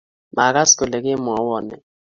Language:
Kalenjin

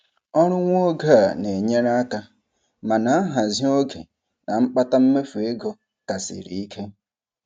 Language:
Igbo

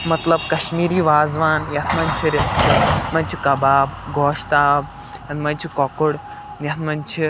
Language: Kashmiri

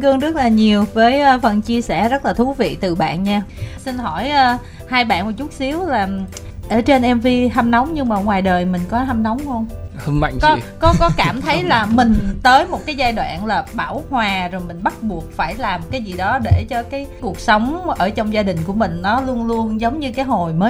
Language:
Vietnamese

